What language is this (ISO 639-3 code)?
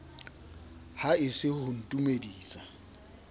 sot